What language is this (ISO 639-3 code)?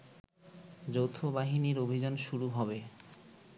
ben